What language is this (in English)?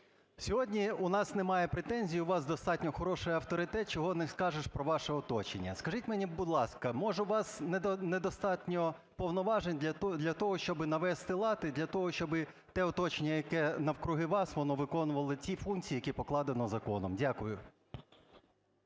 Ukrainian